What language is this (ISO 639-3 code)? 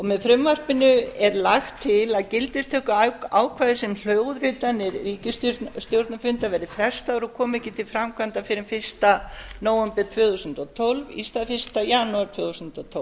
isl